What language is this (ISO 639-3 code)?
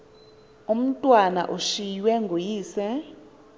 xho